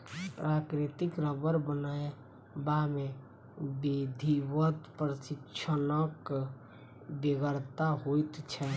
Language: Maithili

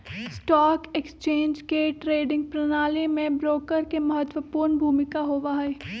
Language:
Magahi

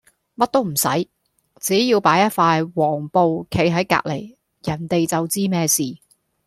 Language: Cantonese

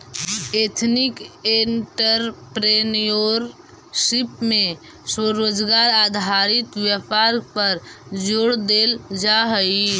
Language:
Magahi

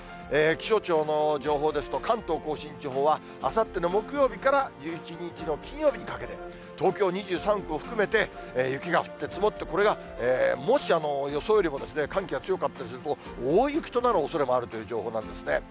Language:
Japanese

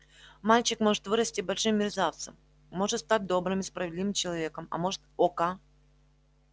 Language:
Russian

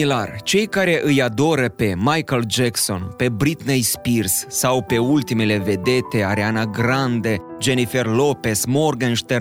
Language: Romanian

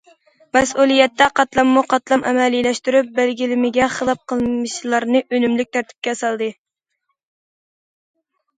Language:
Uyghur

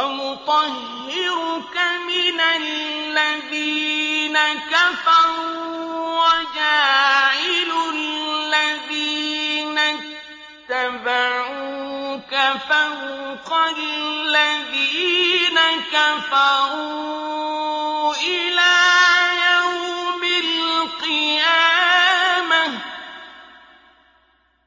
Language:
Arabic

